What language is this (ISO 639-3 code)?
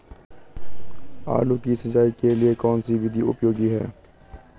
hin